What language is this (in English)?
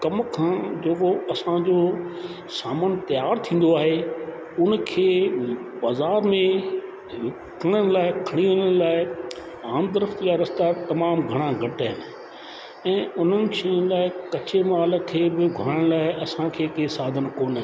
Sindhi